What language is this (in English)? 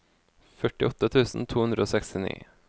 Norwegian